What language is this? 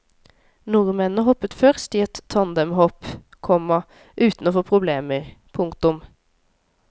Norwegian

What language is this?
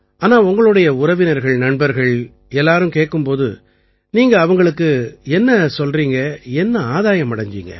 Tamil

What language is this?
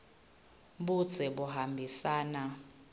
Swati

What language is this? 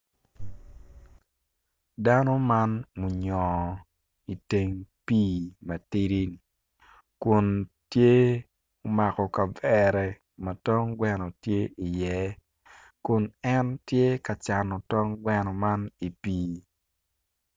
Acoli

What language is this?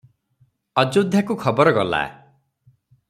Odia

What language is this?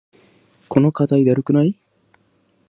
Japanese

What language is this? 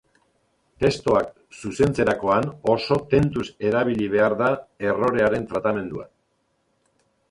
Basque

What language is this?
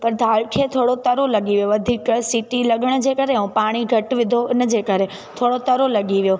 Sindhi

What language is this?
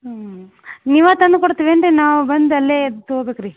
Kannada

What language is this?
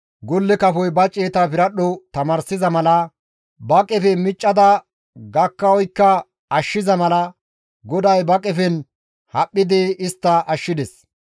Gamo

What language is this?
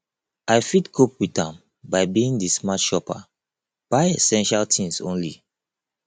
Nigerian Pidgin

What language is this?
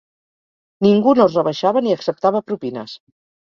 Catalan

